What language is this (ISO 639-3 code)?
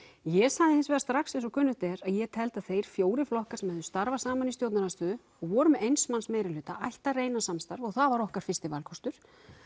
isl